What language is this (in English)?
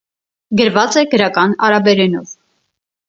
Armenian